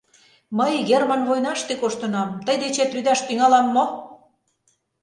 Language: Mari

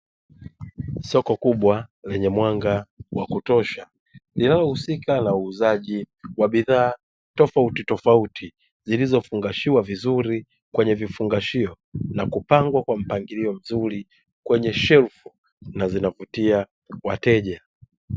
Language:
Swahili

